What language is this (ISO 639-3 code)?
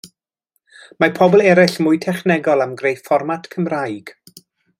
cym